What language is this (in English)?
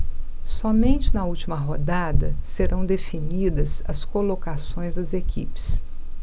Portuguese